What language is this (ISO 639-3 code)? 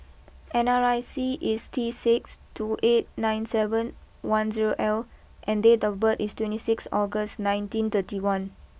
eng